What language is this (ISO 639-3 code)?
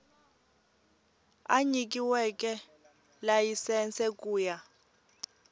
tso